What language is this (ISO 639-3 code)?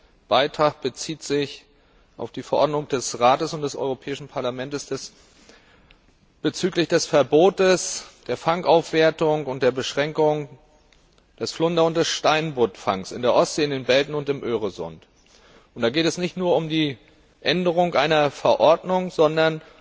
deu